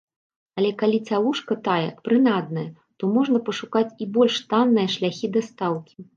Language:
Belarusian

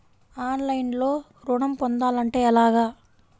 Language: Telugu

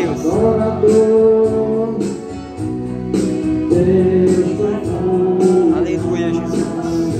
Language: Romanian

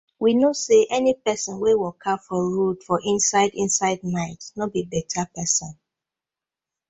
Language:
Nigerian Pidgin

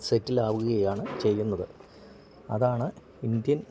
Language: Malayalam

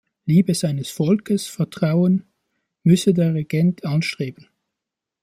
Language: German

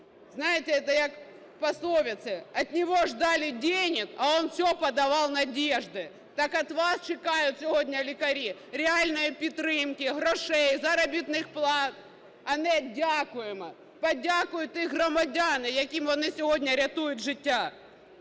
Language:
Ukrainian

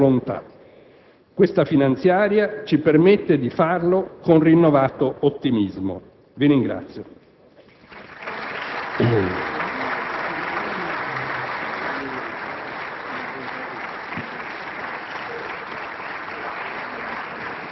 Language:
Italian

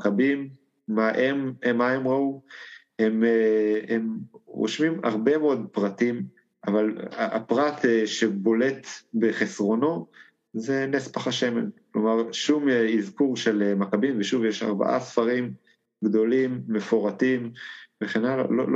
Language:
Hebrew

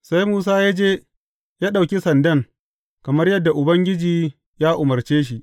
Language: Hausa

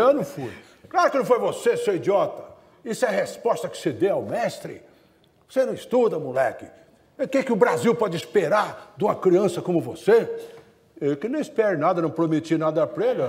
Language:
Portuguese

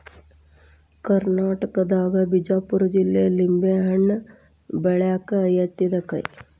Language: Kannada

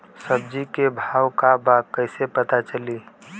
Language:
Bhojpuri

